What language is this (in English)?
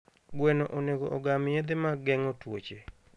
Luo (Kenya and Tanzania)